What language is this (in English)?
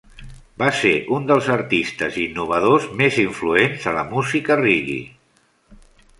Catalan